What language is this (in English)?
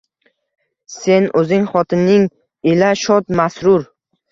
Uzbek